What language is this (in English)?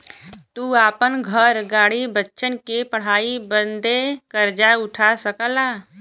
Bhojpuri